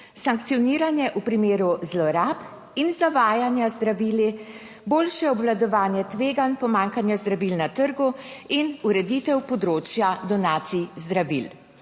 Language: Slovenian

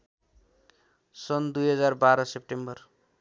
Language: Nepali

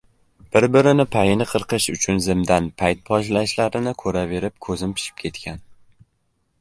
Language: Uzbek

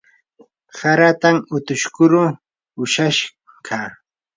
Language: Yanahuanca Pasco Quechua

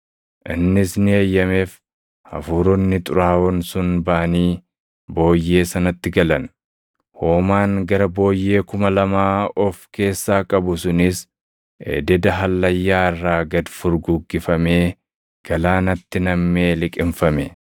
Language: Oromo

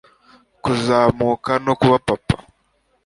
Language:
Kinyarwanda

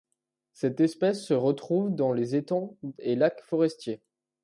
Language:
French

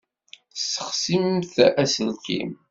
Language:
Kabyle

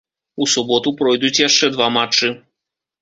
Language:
Belarusian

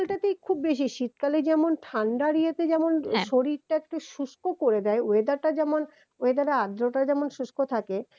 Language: Bangla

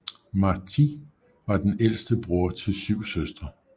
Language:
Danish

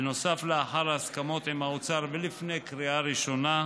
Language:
Hebrew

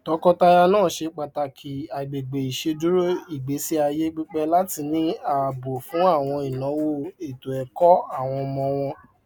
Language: Yoruba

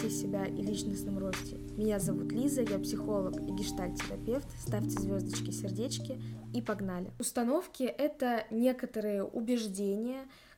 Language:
Russian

